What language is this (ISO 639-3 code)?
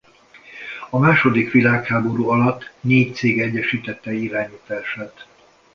hun